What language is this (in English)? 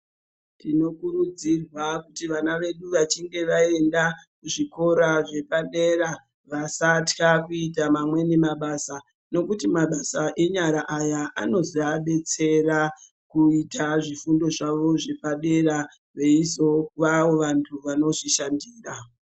Ndau